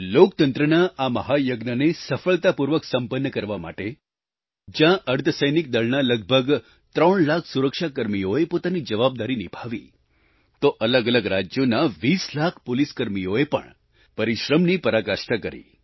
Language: Gujarati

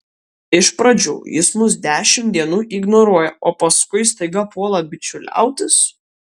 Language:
Lithuanian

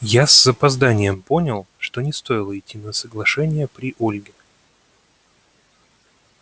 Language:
Russian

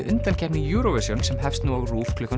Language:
Icelandic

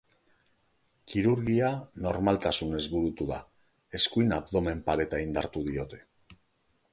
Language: Basque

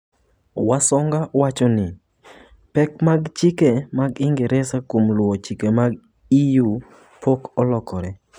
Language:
Luo (Kenya and Tanzania)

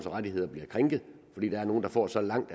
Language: Danish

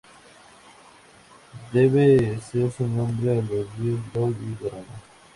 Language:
Spanish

